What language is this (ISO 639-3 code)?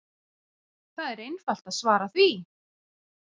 isl